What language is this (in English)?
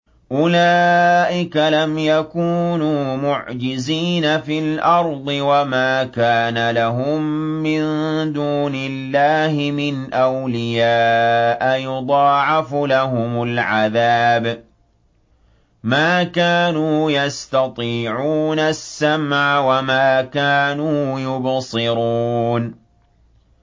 Arabic